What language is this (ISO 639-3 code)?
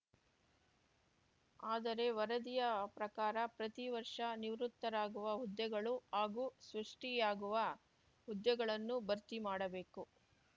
kan